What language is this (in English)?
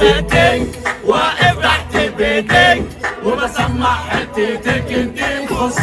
Arabic